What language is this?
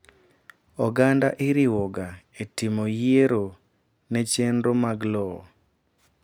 Luo (Kenya and Tanzania)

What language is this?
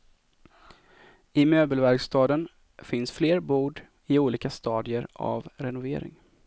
Swedish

